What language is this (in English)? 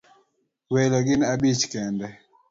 Luo (Kenya and Tanzania)